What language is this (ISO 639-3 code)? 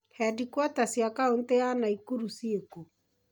kik